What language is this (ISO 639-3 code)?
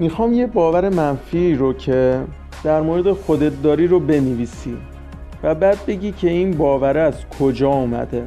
fas